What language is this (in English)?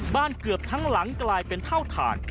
Thai